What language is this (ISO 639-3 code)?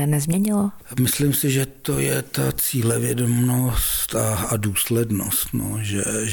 ces